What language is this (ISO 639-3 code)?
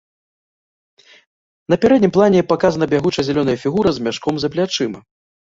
bel